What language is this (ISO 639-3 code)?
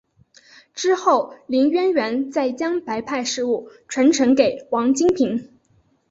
zho